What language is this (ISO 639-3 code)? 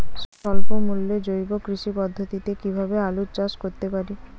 ben